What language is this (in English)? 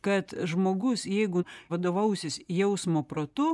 Lithuanian